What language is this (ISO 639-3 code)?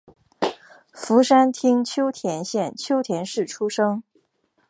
zho